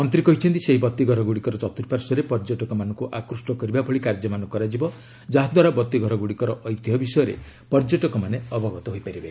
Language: Odia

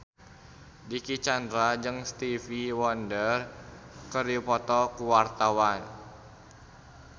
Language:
Sundanese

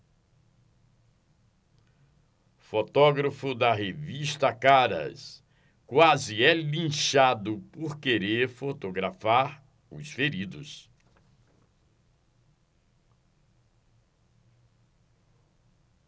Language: Portuguese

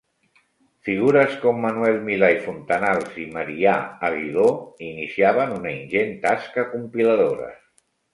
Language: Catalan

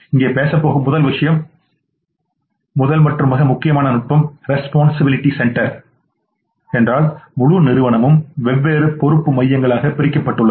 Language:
Tamil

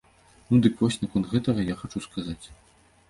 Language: Belarusian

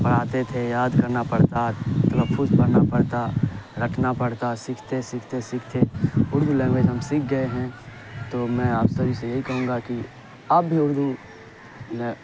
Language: Urdu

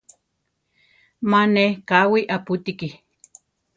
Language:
Central Tarahumara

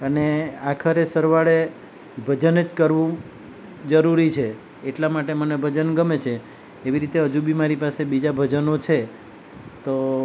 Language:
Gujarati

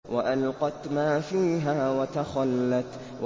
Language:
Arabic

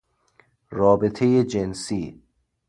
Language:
Persian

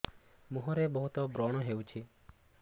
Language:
Odia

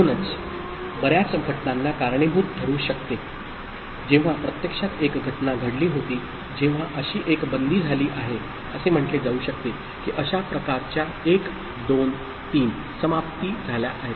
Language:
Marathi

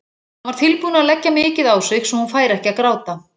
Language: Icelandic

